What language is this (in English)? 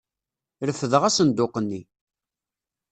Kabyle